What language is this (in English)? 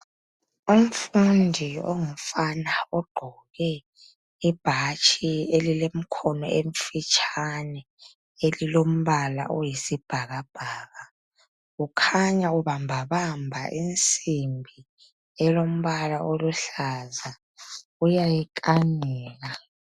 North Ndebele